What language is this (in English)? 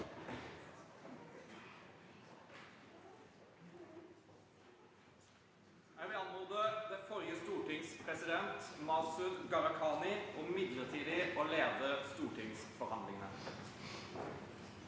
Norwegian